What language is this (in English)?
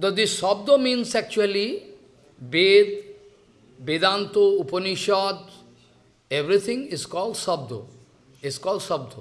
English